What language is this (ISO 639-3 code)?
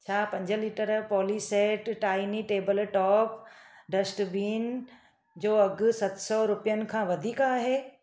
snd